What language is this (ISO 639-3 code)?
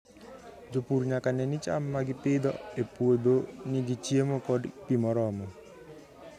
luo